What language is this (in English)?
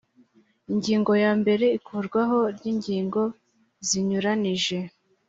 Kinyarwanda